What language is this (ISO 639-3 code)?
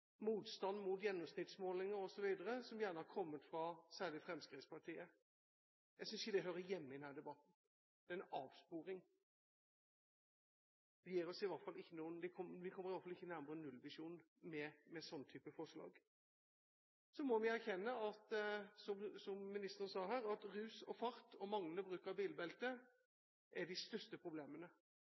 nob